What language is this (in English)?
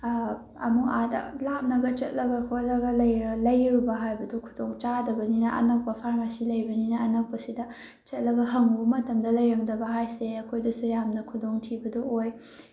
Manipuri